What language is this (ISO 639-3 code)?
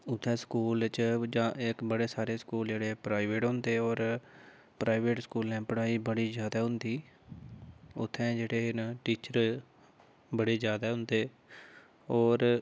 doi